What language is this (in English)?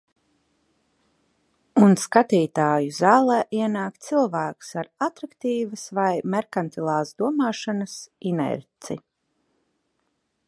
Latvian